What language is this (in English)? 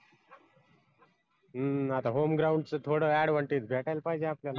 Marathi